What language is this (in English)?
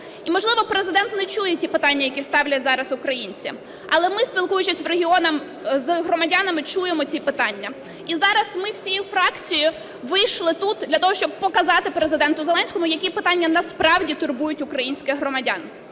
Ukrainian